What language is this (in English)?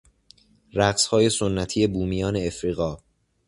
Persian